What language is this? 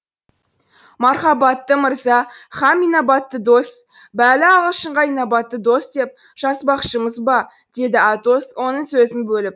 Kazakh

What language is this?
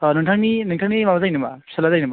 Bodo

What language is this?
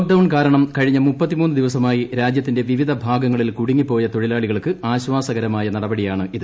Malayalam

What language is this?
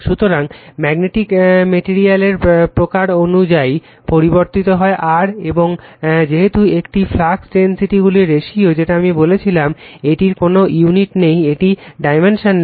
Bangla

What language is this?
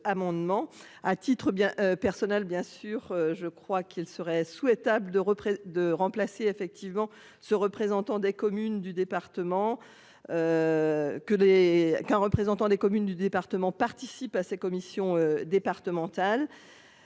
French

